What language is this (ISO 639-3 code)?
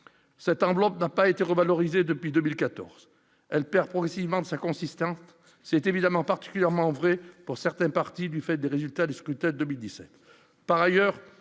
fra